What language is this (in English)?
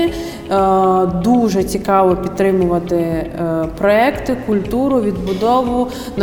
Ukrainian